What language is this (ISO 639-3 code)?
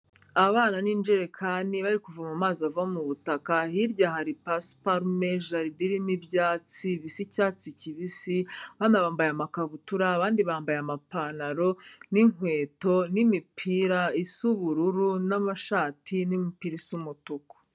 kin